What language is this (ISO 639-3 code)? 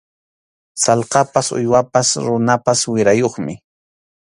qxu